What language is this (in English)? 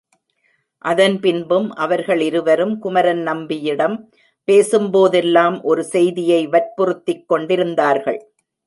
Tamil